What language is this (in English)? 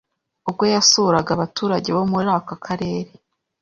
Kinyarwanda